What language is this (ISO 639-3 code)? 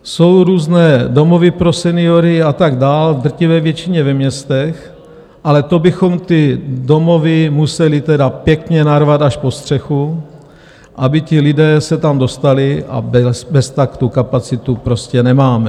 ces